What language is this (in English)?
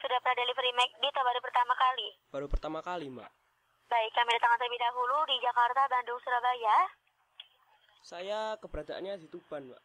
Indonesian